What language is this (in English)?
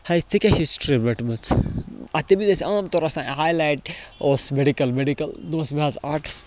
Kashmiri